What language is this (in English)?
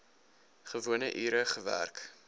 Afrikaans